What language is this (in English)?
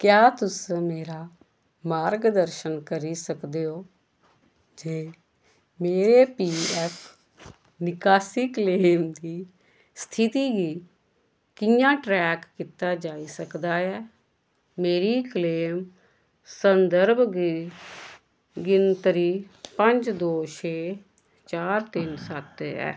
Dogri